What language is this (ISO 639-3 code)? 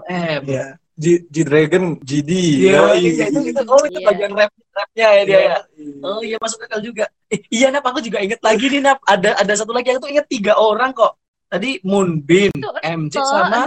ind